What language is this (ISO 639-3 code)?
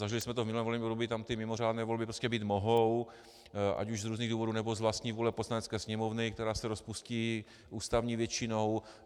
ces